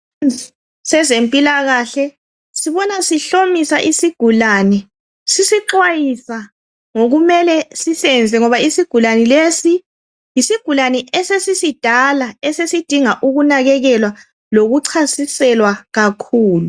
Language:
North Ndebele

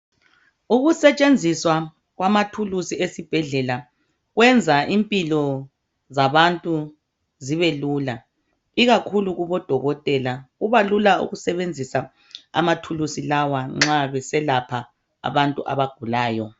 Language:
North Ndebele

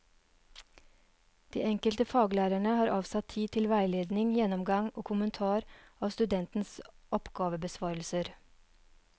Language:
Norwegian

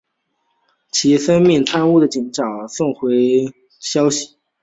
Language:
Chinese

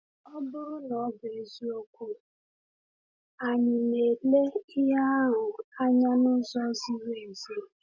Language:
Igbo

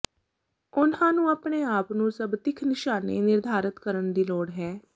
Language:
Punjabi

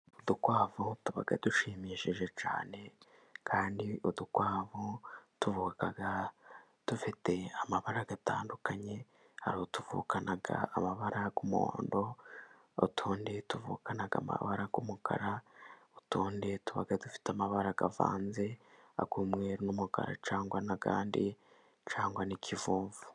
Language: Kinyarwanda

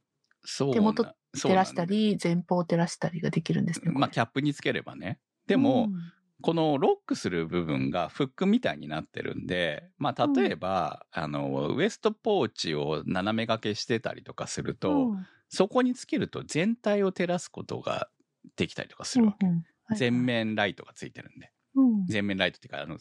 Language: Japanese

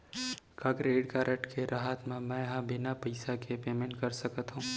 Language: Chhattisgarhi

